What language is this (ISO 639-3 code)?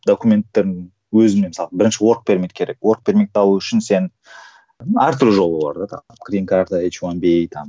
kaz